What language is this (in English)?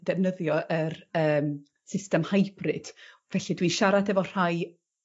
Welsh